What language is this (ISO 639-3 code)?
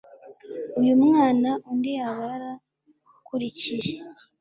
kin